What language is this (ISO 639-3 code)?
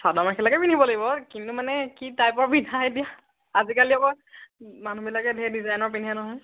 asm